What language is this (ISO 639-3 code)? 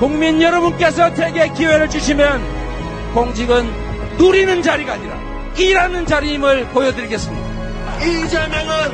kor